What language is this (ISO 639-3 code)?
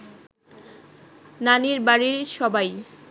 ben